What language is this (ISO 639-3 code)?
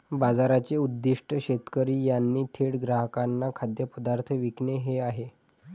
mar